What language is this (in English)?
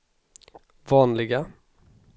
Swedish